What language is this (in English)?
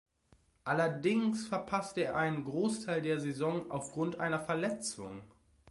German